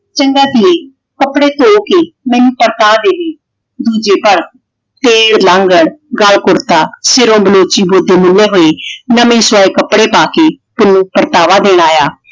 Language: Punjabi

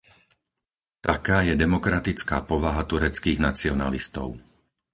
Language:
Slovak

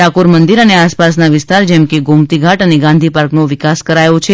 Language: Gujarati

